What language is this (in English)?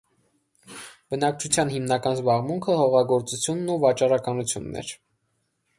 Armenian